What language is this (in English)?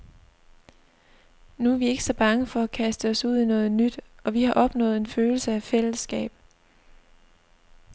Danish